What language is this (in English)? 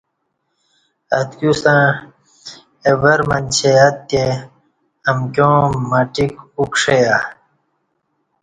Kati